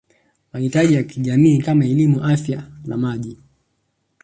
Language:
Swahili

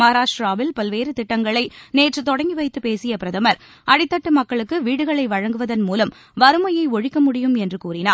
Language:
Tamil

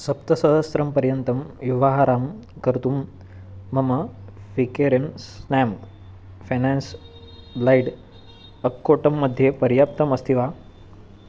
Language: Sanskrit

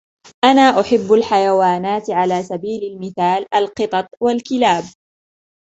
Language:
Arabic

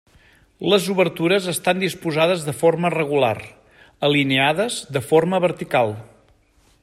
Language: Catalan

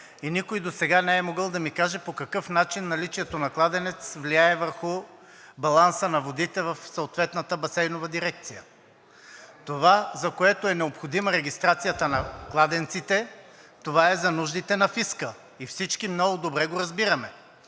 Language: Bulgarian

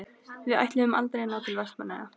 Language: Icelandic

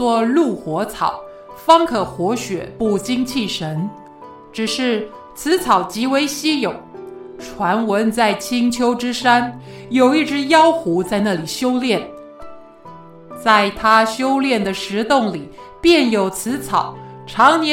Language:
Chinese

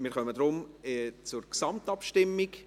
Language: Swiss German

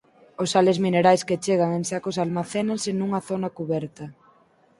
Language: Galician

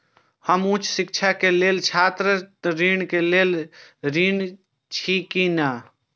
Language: Maithili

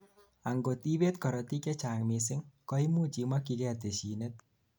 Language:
Kalenjin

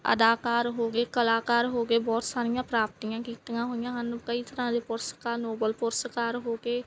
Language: Punjabi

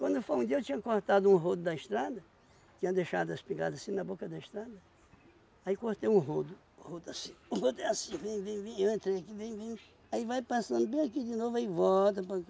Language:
Portuguese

